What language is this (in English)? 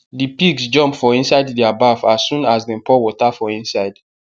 Nigerian Pidgin